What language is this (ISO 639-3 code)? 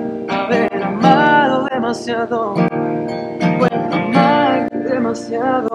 spa